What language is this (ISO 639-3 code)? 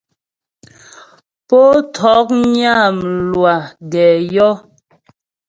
bbj